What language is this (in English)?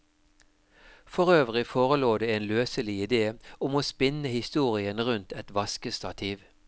Norwegian